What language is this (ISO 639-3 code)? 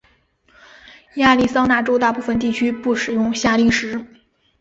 zho